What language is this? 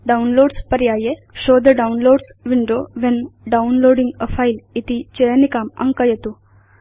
Sanskrit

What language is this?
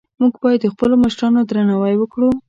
Pashto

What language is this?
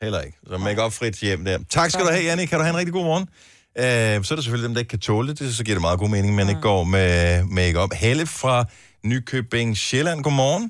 Danish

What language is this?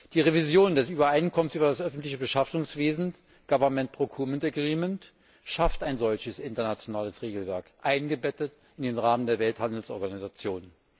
German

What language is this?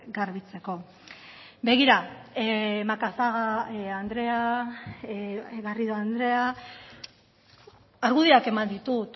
Basque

